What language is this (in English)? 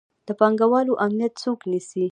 Pashto